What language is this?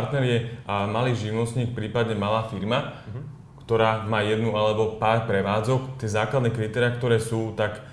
Slovak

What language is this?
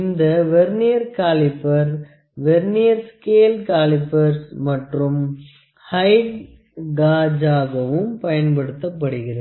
Tamil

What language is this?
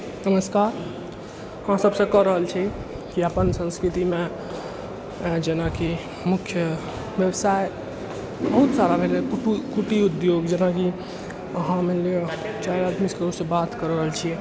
Maithili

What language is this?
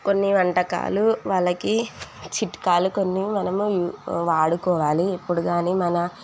Telugu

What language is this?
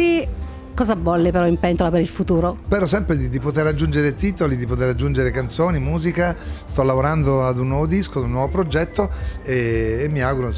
Italian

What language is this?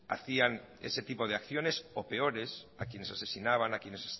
Spanish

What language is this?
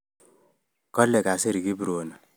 Kalenjin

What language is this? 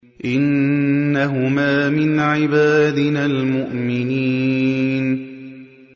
Arabic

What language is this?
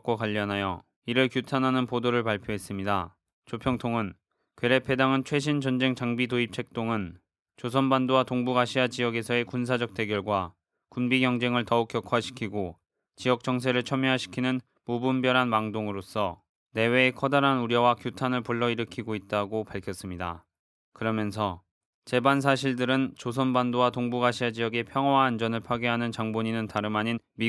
Korean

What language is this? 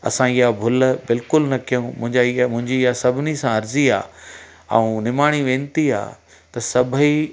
Sindhi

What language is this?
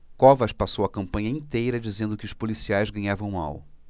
Portuguese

